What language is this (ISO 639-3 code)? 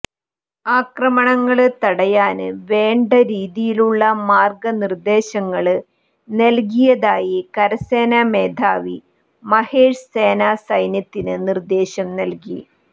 mal